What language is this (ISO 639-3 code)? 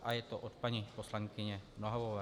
ces